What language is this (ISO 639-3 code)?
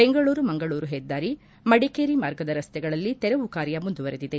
kan